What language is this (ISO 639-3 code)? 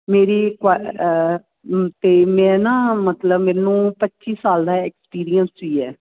pan